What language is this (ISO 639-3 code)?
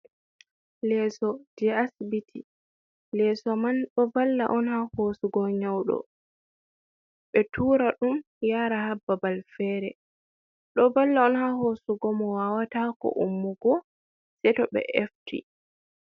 ful